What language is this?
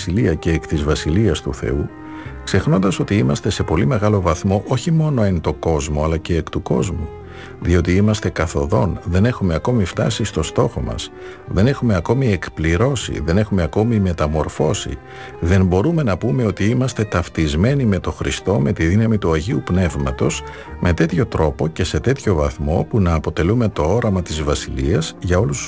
Greek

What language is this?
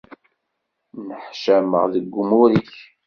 Kabyle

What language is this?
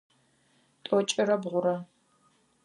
Adyghe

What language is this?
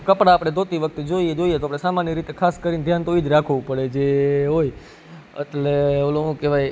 Gujarati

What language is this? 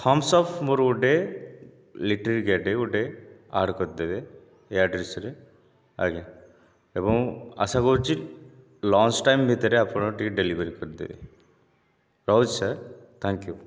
Odia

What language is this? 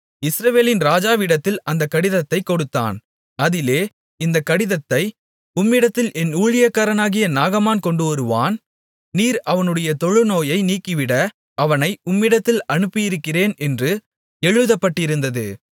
Tamil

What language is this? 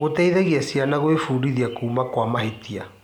Kikuyu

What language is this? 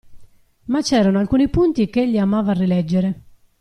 Italian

